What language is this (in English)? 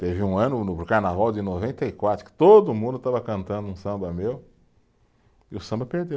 Portuguese